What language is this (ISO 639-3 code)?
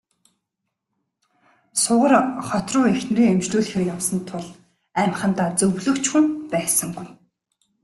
mon